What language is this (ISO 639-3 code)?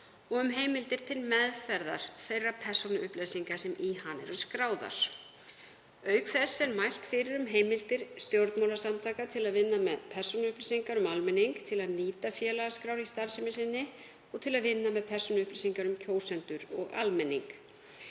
isl